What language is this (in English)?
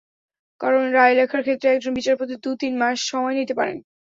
Bangla